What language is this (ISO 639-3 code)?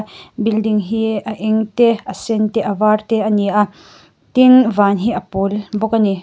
lus